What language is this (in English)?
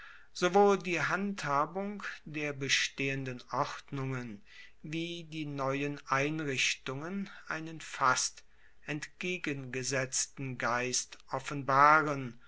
German